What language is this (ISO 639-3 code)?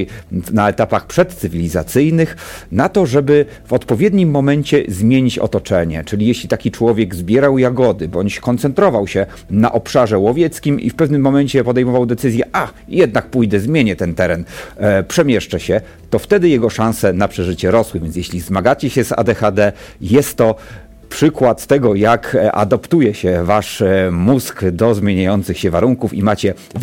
pol